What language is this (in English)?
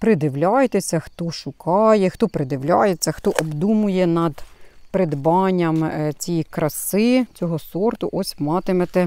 Ukrainian